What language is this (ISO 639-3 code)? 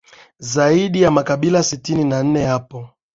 swa